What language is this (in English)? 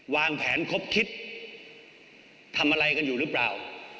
Thai